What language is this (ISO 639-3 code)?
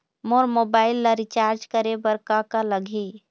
hne